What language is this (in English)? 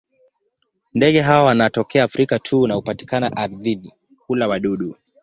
Swahili